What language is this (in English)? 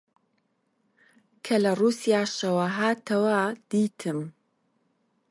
Central Kurdish